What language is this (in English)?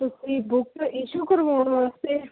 Punjabi